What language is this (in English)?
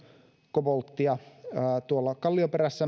Finnish